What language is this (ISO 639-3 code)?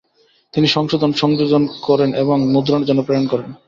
ben